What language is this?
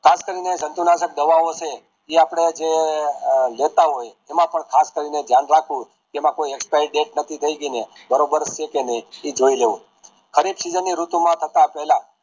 Gujarati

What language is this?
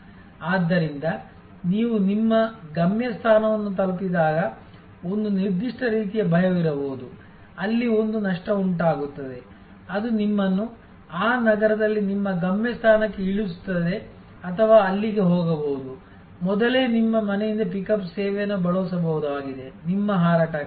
Kannada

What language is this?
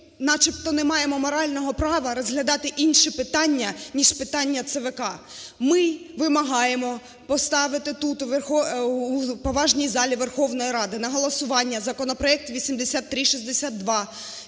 Ukrainian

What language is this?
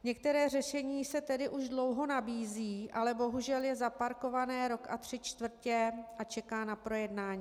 Czech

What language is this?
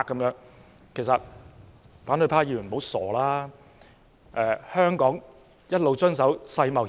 Cantonese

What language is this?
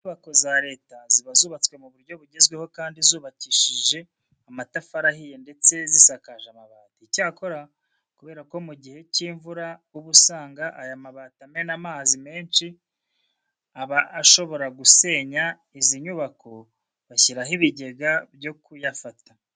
Kinyarwanda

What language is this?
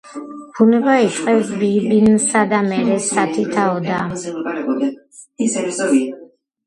Georgian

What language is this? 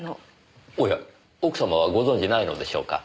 Japanese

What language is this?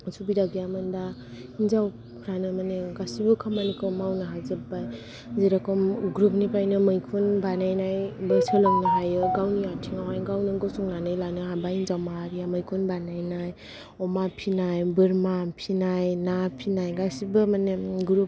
Bodo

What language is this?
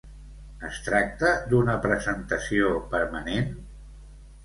Catalan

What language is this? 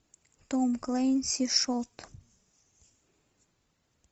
Russian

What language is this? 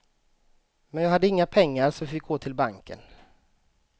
Swedish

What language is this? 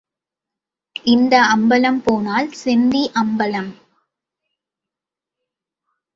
Tamil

